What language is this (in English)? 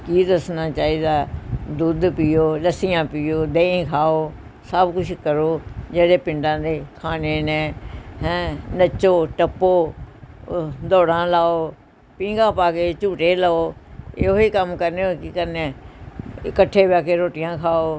Punjabi